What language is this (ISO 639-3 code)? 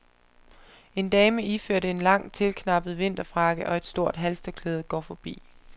dan